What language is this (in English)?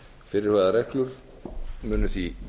Icelandic